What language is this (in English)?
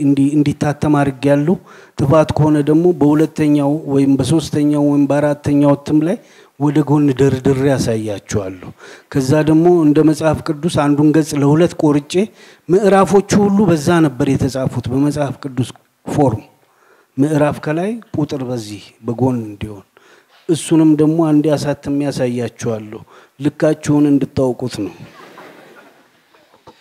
Amharic